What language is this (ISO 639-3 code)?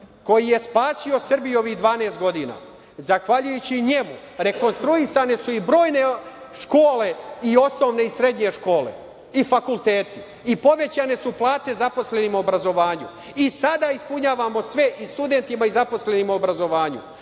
srp